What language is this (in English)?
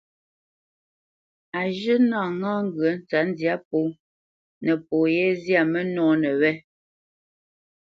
Bamenyam